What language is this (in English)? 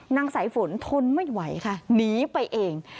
Thai